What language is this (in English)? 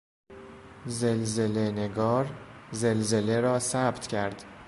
Persian